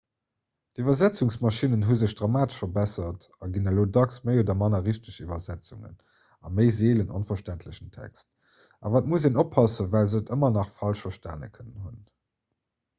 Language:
Luxembourgish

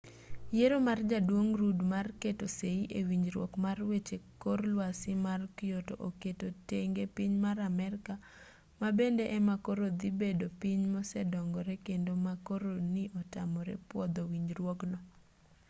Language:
Luo (Kenya and Tanzania)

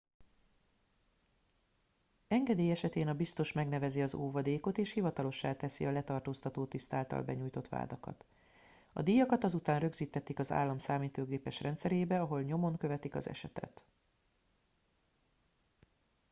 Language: Hungarian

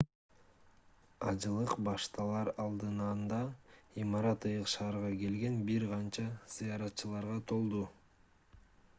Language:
Kyrgyz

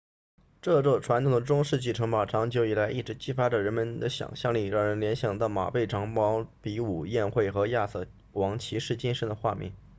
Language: Chinese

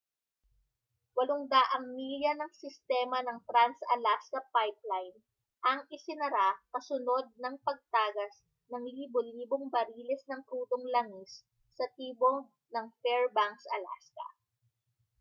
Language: Filipino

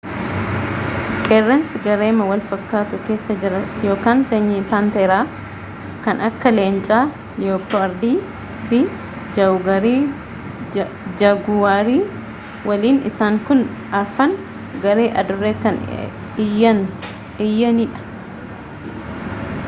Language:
Oromo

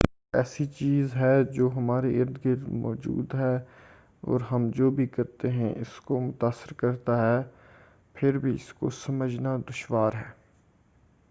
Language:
Urdu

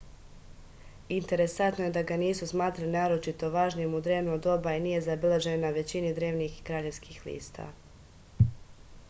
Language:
Serbian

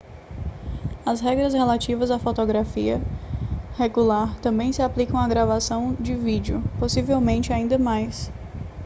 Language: Portuguese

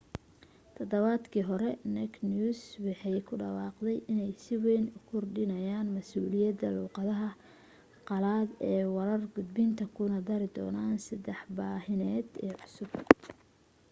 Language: Somali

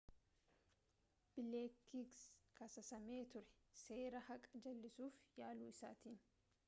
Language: Oromo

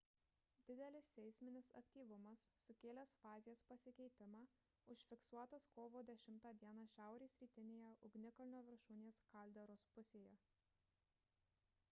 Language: Lithuanian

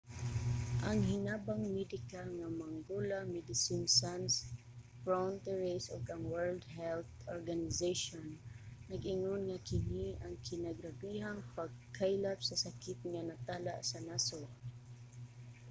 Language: Cebuano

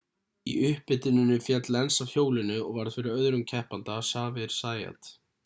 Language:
Icelandic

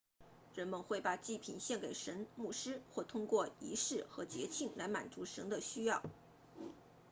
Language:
Chinese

